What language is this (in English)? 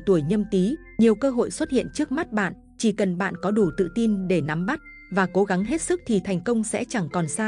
Vietnamese